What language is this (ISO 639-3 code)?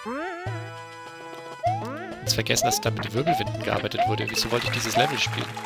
deu